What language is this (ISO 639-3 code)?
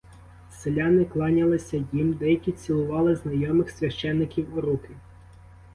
ukr